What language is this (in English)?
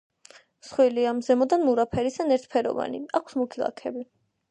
Georgian